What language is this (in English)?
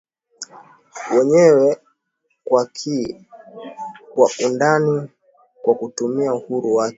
Swahili